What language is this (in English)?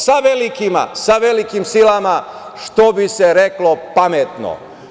Serbian